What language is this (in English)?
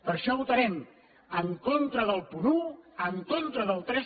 Catalan